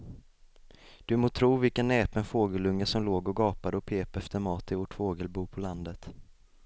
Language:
Swedish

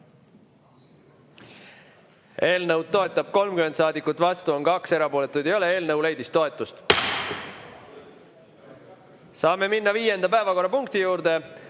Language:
Estonian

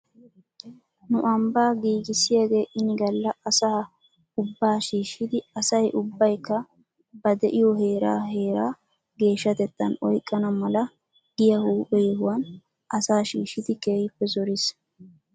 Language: Wolaytta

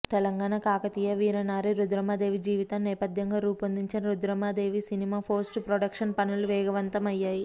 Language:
Telugu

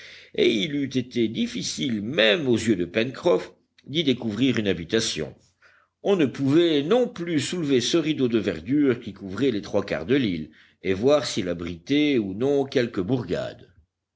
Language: French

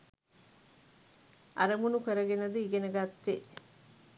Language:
Sinhala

